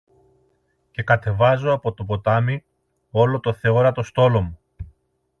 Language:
Greek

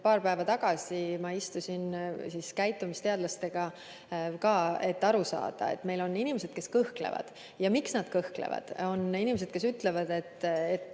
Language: Estonian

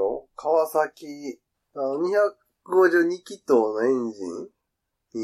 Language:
Japanese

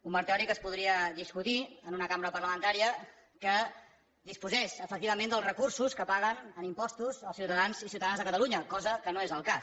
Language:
Catalan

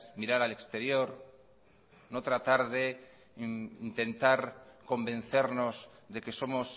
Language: Spanish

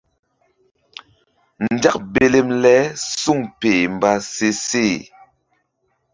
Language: Mbum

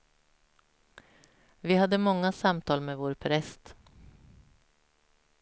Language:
Swedish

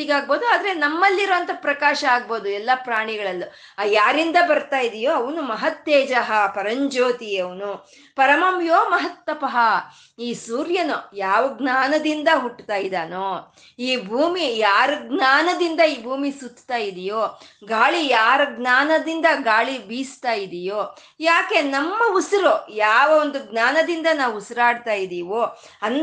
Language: Kannada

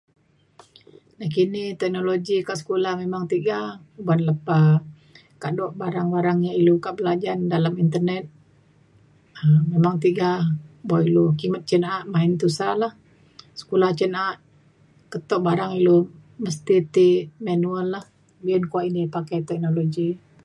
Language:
Mainstream Kenyah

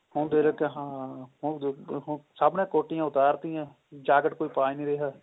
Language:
Punjabi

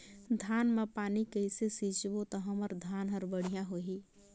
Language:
Chhattisgarhi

